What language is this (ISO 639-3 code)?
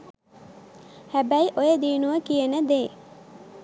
sin